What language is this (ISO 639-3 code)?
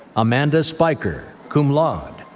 eng